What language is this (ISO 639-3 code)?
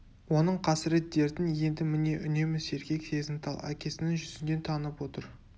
kaz